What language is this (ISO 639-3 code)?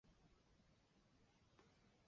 zho